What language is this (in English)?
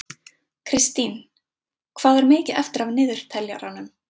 Icelandic